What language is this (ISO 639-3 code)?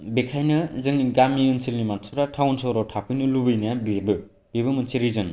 brx